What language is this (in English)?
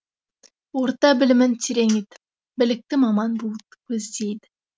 Kazakh